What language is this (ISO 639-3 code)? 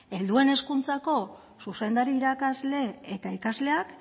eus